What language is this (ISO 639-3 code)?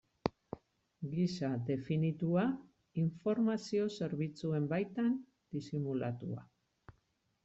eus